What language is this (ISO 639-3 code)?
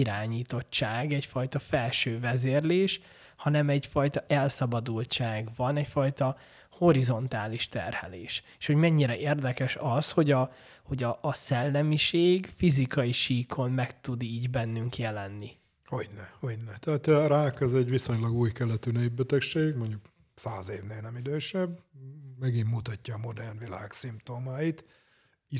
hun